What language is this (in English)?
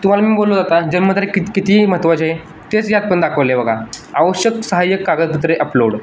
Marathi